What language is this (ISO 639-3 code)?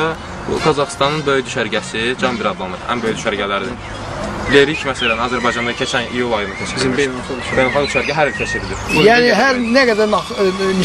tur